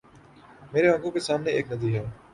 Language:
Urdu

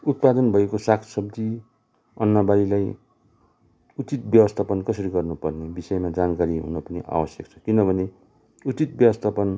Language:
Nepali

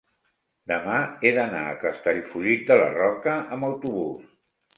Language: Catalan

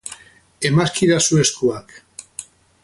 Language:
Basque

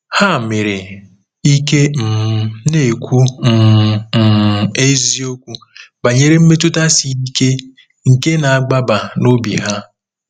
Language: Igbo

